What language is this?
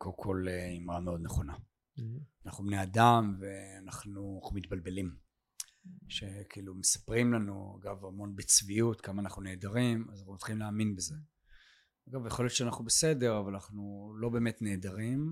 Hebrew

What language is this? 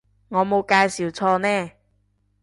Cantonese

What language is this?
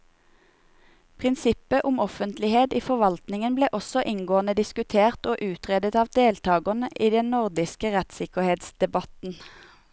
Norwegian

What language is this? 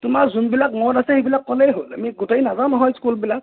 Assamese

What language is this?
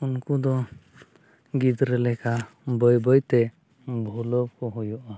Santali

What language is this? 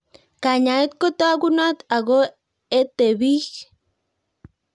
Kalenjin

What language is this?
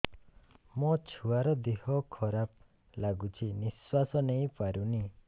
Odia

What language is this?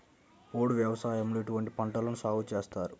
Telugu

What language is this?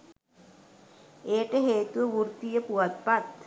Sinhala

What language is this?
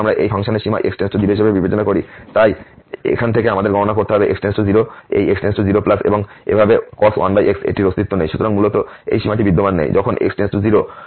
Bangla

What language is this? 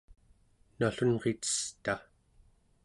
Central Yupik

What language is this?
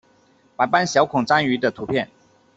Chinese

